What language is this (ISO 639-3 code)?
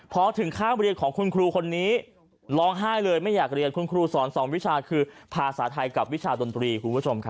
tha